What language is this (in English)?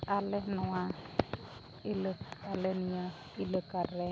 Santali